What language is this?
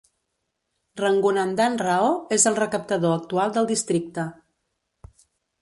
Catalan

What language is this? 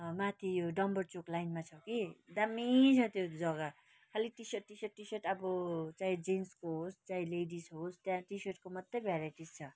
Nepali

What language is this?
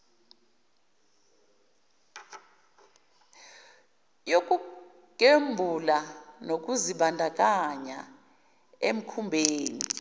Zulu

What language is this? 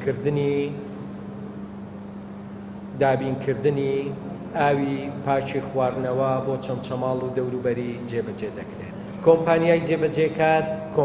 Arabic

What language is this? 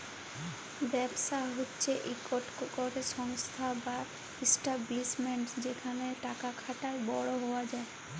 Bangla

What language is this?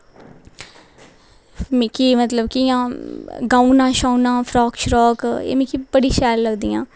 Dogri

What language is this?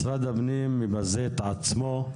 Hebrew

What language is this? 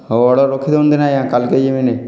Odia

